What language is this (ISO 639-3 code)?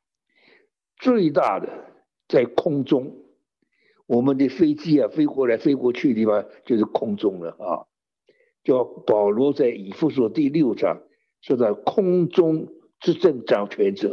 zho